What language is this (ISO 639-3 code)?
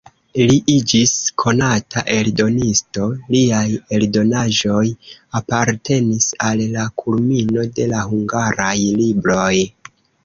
epo